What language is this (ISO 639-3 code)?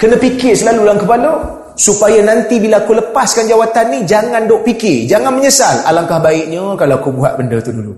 msa